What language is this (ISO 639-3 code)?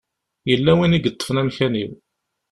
kab